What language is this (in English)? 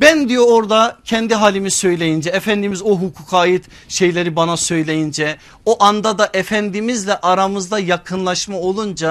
Turkish